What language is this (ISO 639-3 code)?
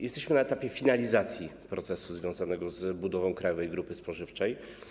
pol